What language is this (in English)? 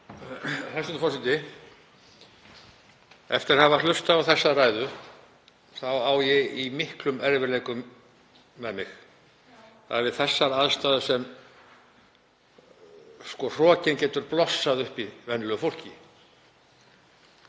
Icelandic